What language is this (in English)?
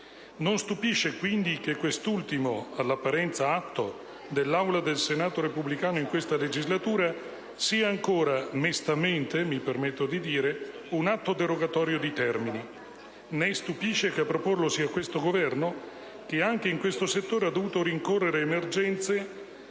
Italian